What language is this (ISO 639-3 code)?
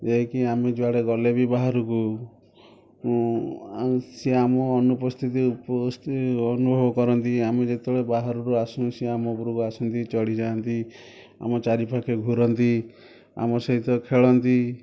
ori